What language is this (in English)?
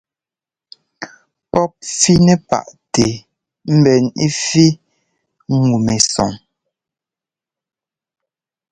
Ngomba